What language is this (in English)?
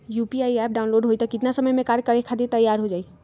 Magahi